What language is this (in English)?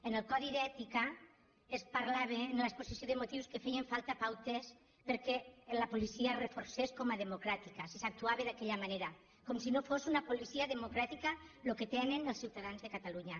Catalan